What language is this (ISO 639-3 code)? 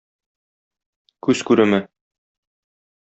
tat